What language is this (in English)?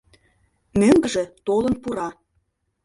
Mari